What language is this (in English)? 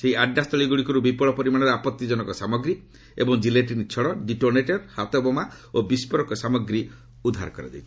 Odia